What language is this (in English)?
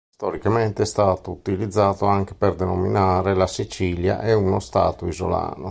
Italian